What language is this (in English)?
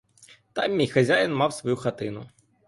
Ukrainian